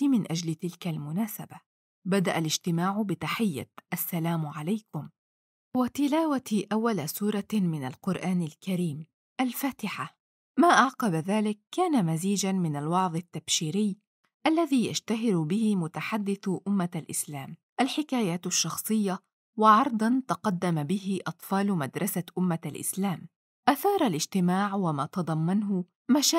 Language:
Arabic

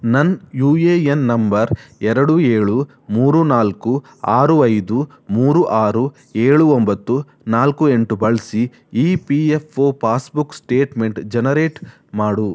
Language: Kannada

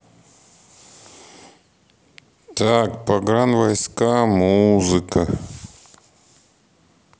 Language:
Russian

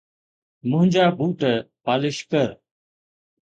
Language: Sindhi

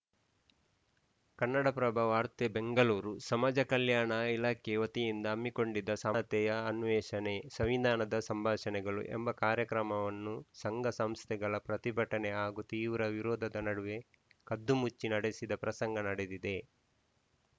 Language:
Kannada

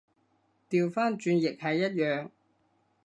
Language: Cantonese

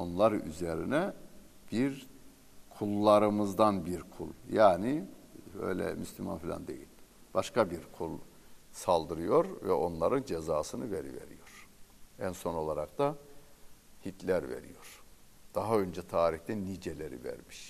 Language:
Turkish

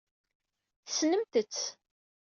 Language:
Kabyle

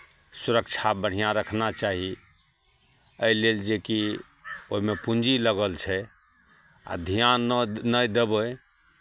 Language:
Maithili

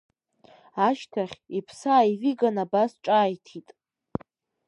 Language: Abkhazian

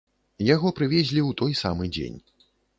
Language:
Belarusian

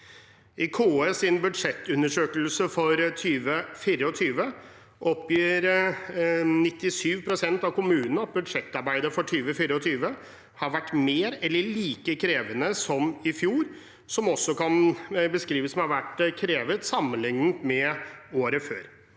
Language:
Norwegian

